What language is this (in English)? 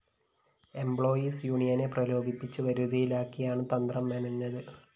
Malayalam